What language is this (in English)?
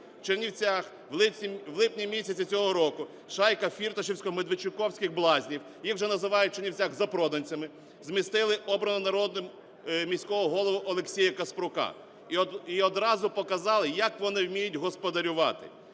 Ukrainian